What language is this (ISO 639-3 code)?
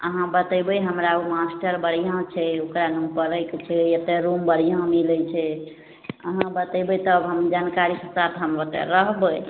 mai